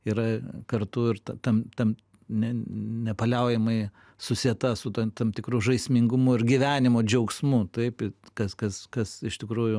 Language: Lithuanian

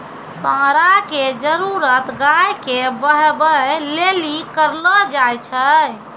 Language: Maithili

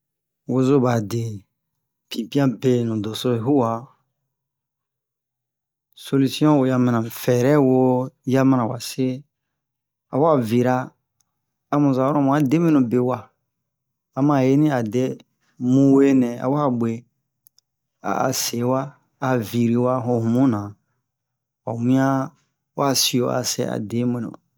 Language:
Bomu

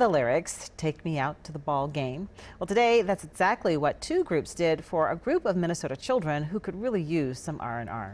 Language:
English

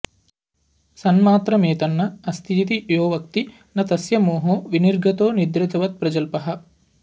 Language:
Sanskrit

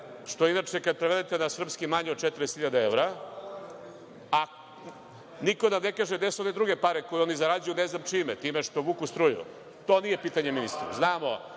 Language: Serbian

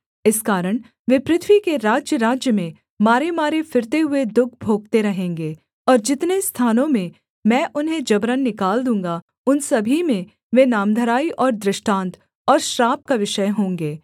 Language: Hindi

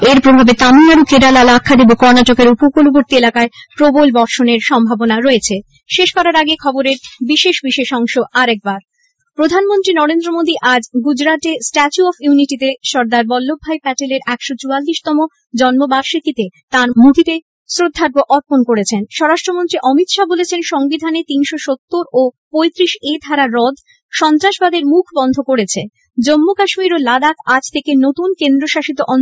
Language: Bangla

